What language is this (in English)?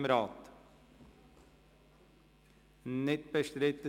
Swiss German